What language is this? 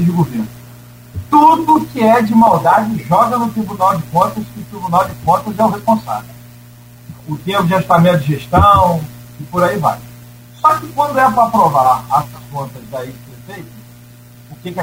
Portuguese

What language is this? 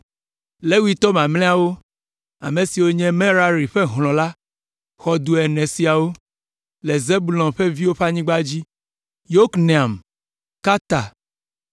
Ewe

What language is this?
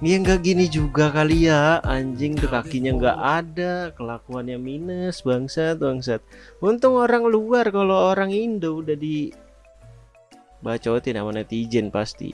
Indonesian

